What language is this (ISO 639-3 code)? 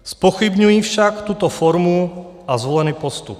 ces